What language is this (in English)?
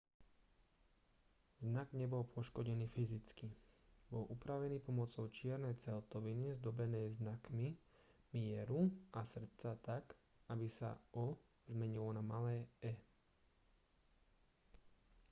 Slovak